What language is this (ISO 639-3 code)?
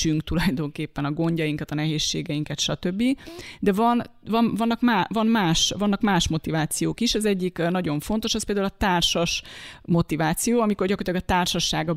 hun